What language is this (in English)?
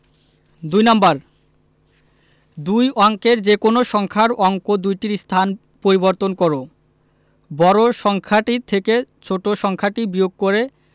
Bangla